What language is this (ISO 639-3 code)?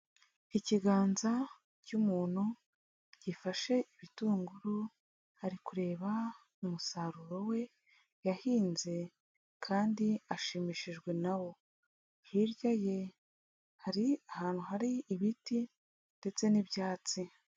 kin